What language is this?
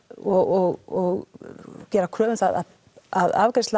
Icelandic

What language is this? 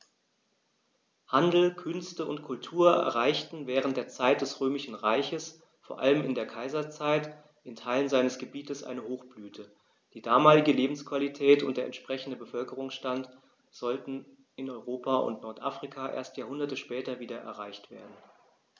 German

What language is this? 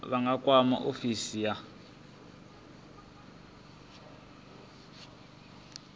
Venda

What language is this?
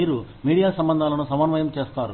Telugu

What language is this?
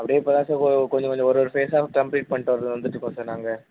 Tamil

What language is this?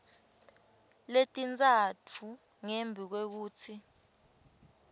Swati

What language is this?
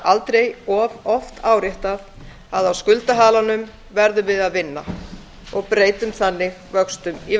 Icelandic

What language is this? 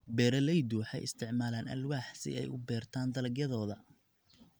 Somali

